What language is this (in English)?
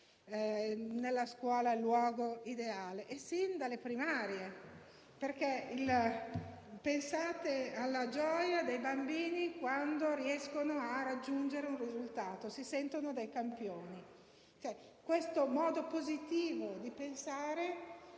Italian